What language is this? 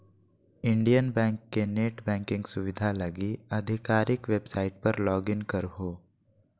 Magahi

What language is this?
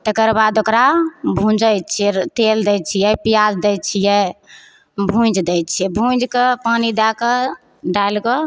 Maithili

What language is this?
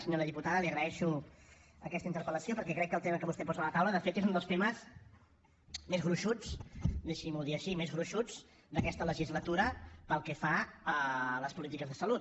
Catalan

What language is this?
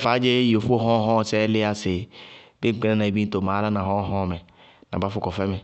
Bago-Kusuntu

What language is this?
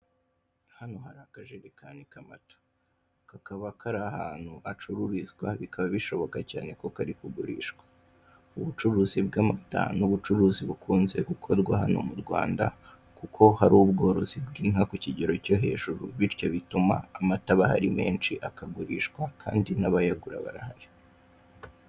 Kinyarwanda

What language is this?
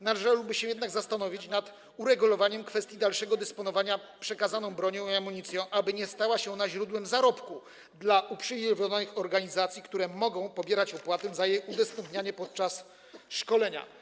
Polish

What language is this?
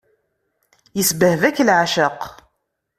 Kabyle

